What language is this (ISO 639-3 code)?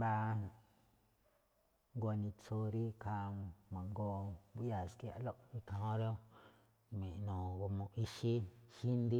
tcf